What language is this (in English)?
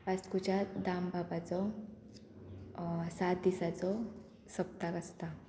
Konkani